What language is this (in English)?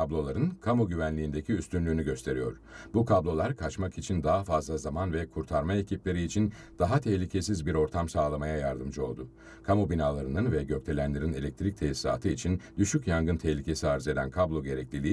Turkish